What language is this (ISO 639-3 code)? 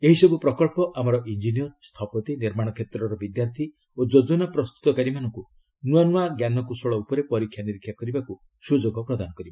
ori